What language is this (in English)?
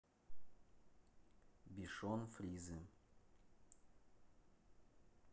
Russian